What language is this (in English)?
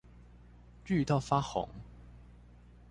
Chinese